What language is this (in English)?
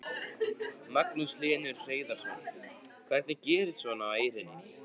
Icelandic